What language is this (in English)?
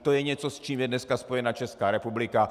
Czech